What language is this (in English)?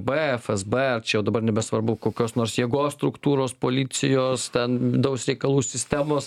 Lithuanian